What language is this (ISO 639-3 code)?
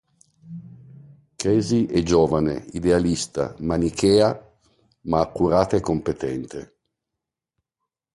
ita